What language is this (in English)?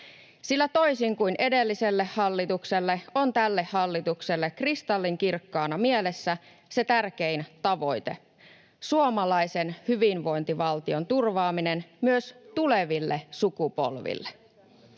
Finnish